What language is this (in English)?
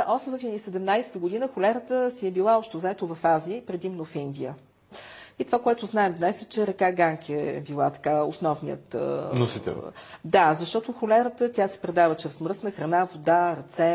Bulgarian